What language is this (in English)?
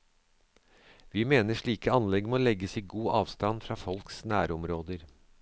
Norwegian